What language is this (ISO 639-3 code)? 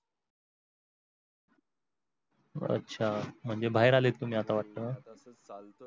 mar